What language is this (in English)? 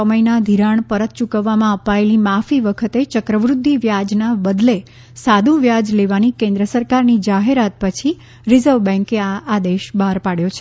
Gujarati